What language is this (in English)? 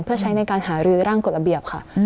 Thai